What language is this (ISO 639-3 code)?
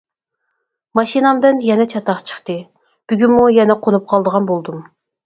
uig